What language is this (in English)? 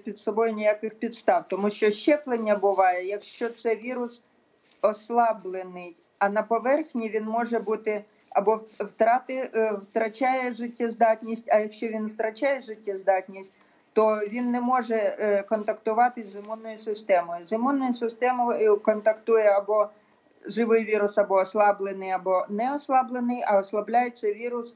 Ukrainian